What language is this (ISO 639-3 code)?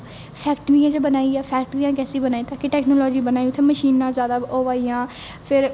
doi